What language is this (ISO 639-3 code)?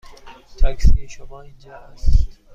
fas